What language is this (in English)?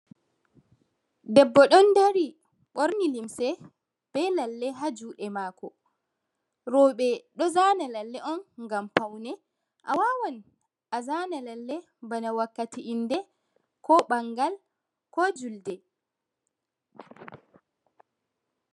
Fula